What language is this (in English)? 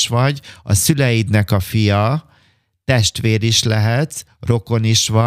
Hungarian